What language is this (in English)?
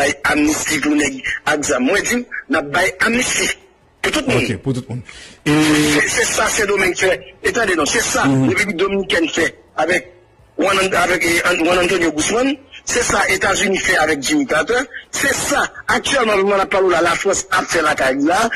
French